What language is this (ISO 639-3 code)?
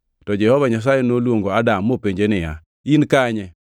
luo